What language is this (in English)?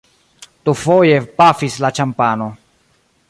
Esperanto